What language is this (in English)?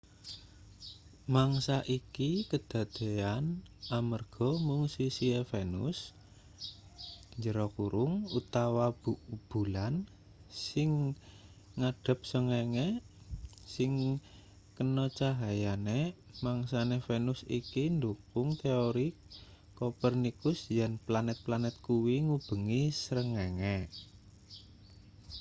Javanese